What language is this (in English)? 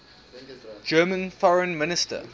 English